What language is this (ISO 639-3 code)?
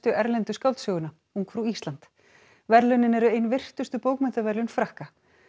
isl